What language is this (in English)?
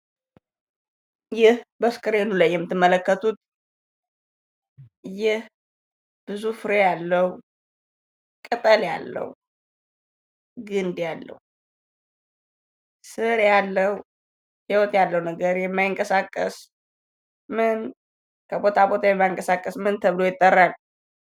Amharic